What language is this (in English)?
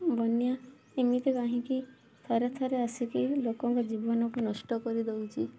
Odia